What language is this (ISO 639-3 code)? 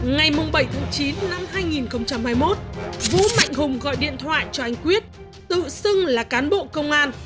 vie